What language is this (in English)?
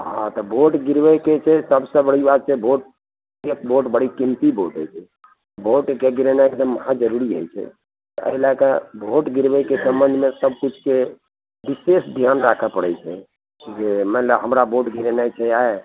Maithili